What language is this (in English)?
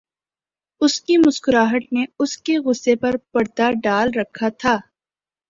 Urdu